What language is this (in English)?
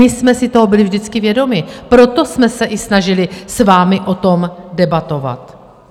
Czech